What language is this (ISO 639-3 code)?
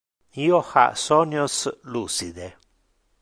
ina